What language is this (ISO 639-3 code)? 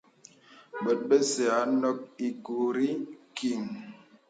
beb